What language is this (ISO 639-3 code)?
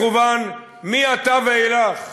heb